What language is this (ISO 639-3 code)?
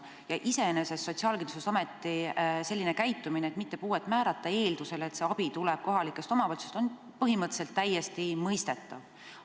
est